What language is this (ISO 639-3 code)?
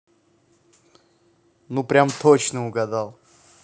rus